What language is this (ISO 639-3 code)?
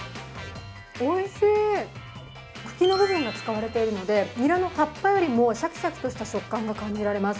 jpn